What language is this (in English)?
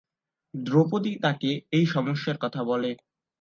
Bangla